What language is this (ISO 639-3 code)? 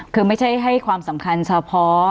tha